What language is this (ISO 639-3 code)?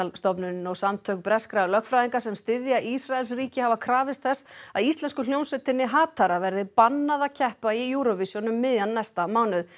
isl